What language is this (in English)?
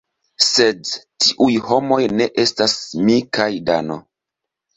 Esperanto